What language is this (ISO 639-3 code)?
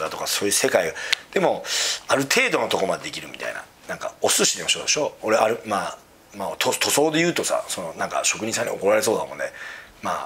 jpn